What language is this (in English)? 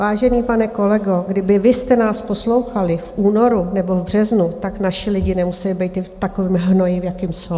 Czech